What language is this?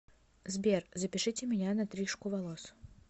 Russian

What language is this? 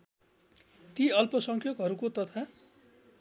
Nepali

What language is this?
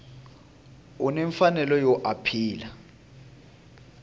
Tsonga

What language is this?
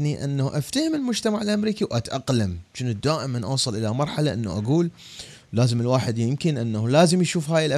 Arabic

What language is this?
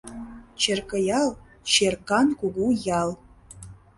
Mari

